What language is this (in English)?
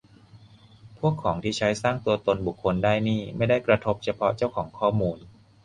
Thai